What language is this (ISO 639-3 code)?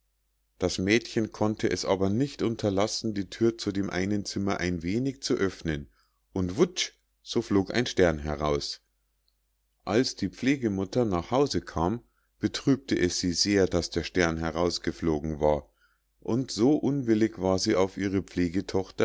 deu